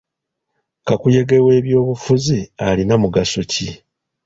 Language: Ganda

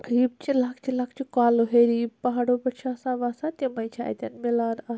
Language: Kashmiri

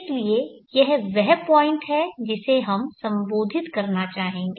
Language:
Hindi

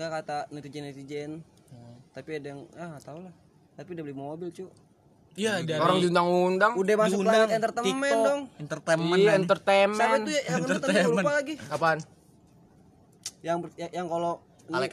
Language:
Indonesian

